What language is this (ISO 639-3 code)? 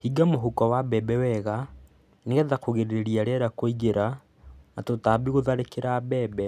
kik